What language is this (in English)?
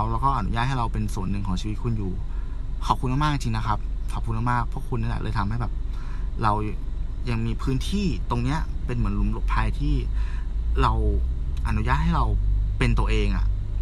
Thai